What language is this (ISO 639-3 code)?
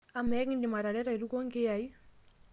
mas